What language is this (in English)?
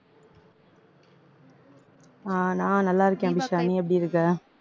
Tamil